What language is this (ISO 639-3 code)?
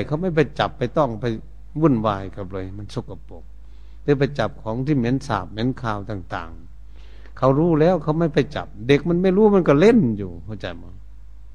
tha